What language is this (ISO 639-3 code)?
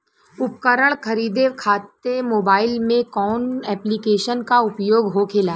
bho